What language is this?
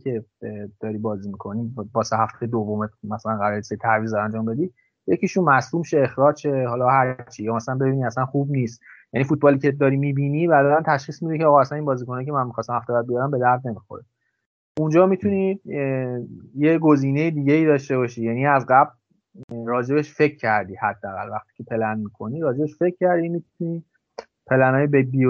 Persian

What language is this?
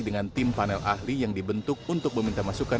Indonesian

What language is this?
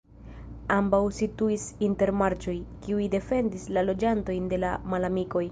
Esperanto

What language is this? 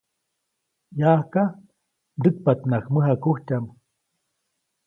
Copainalá Zoque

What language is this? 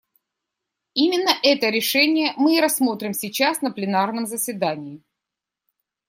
Russian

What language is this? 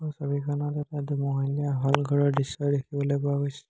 Assamese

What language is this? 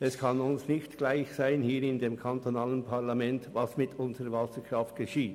Swiss German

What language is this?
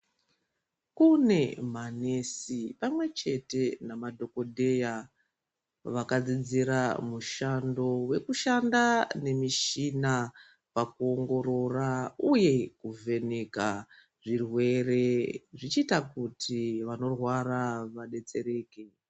Ndau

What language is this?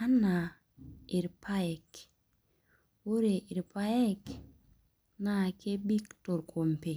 Masai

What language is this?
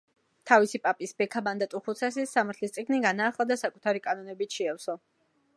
Georgian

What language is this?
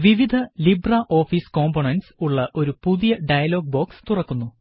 Malayalam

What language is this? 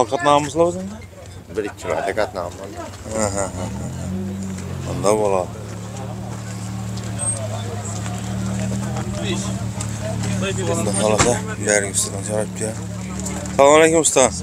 Turkish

